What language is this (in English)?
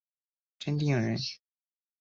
Chinese